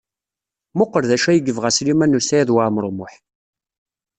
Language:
Kabyle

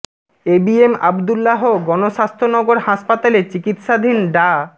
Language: Bangla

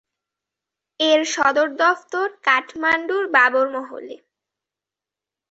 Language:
Bangla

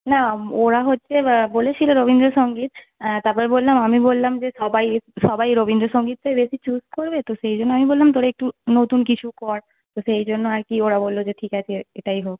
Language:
Bangla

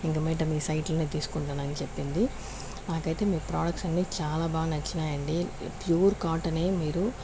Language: Telugu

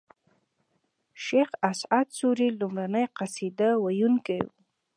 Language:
Pashto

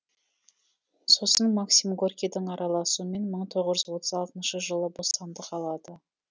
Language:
Kazakh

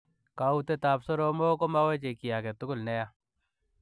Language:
Kalenjin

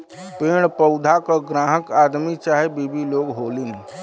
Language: Bhojpuri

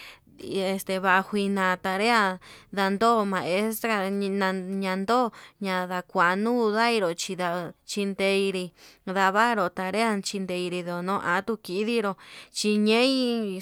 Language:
Yutanduchi Mixtec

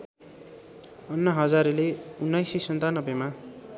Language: Nepali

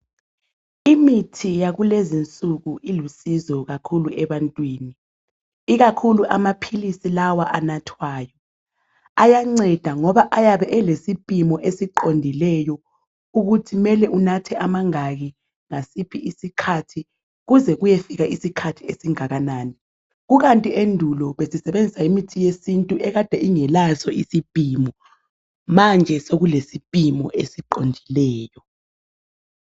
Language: North Ndebele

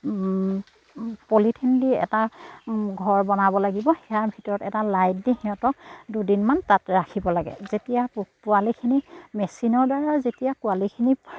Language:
Assamese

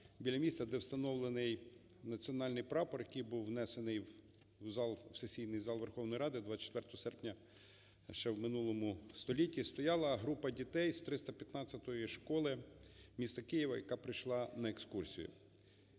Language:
Ukrainian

